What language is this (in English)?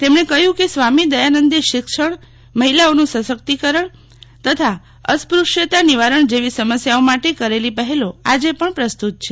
Gujarati